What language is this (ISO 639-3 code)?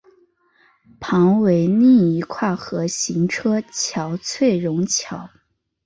zho